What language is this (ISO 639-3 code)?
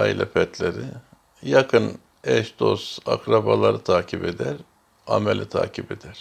tur